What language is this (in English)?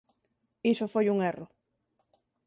Galician